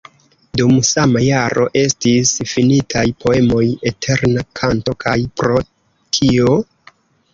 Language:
Esperanto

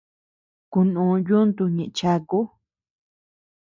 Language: Tepeuxila Cuicatec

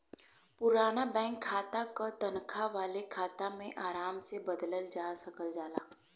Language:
Bhojpuri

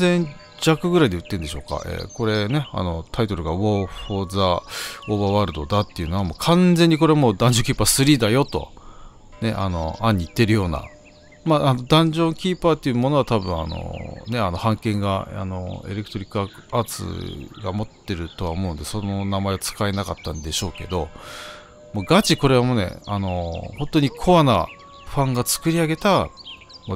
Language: Japanese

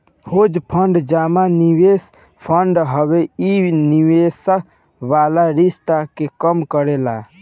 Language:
Bhojpuri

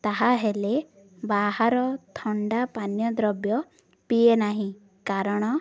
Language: Odia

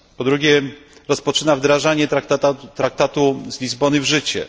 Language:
Polish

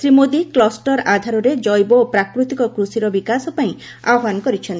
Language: Odia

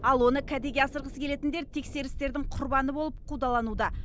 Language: Kazakh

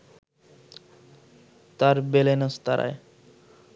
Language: Bangla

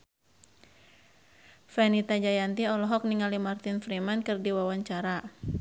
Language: Sundanese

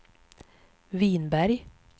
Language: Swedish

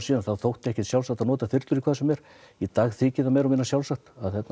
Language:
Icelandic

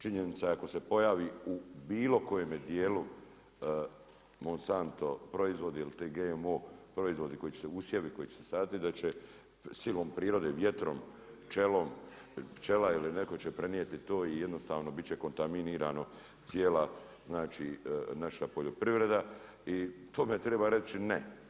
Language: Croatian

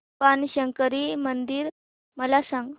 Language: Marathi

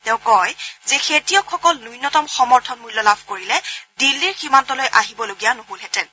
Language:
Assamese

